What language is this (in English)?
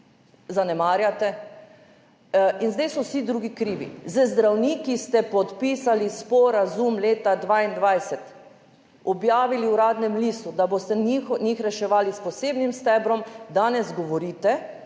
Slovenian